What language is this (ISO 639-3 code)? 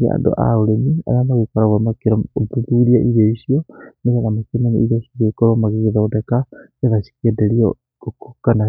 kik